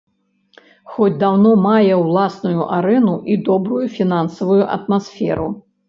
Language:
Belarusian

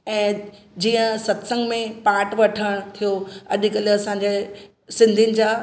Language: Sindhi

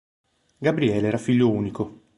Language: Italian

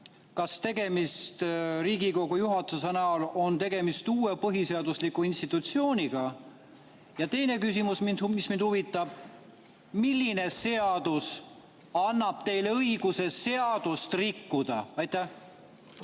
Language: Estonian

